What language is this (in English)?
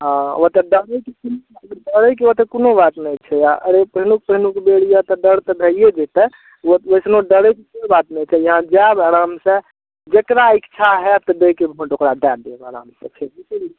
Maithili